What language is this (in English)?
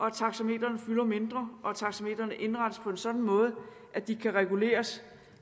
Danish